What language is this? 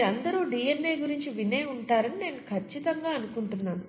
Telugu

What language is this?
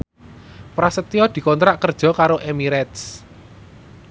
Javanese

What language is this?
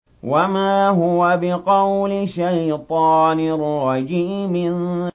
Arabic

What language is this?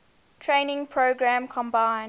English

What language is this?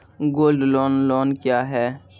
Maithili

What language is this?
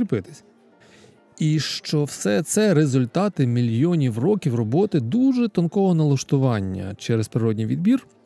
Ukrainian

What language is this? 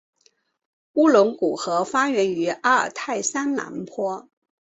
Chinese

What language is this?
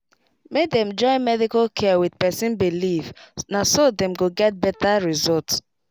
Nigerian Pidgin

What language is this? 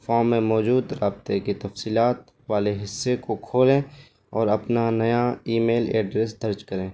Urdu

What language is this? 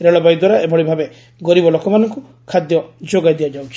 Odia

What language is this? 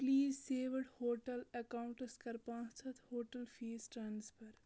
Kashmiri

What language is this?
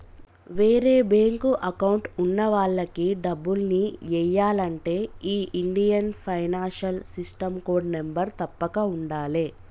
Telugu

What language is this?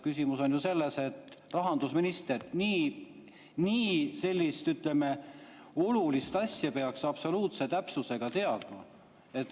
Estonian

